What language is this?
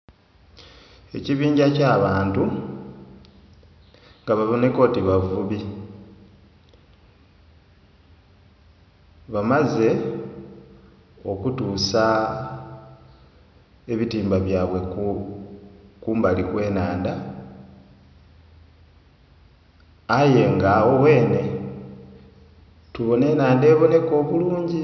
Soga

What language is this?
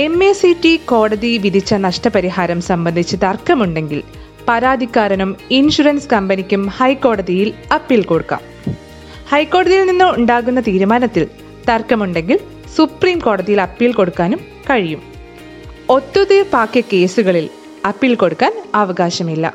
Malayalam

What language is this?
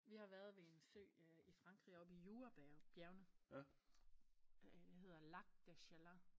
Danish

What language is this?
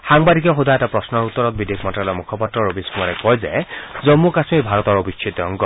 Assamese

